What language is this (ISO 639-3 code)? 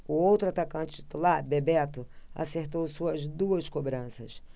por